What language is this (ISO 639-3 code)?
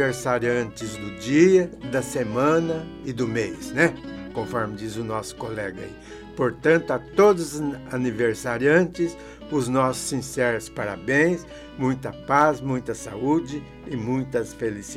por